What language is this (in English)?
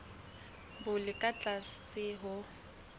Southern Sotho